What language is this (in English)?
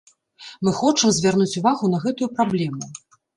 Belarusian